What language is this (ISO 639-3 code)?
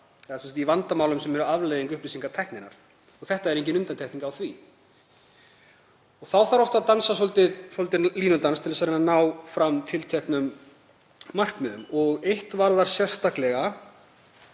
isl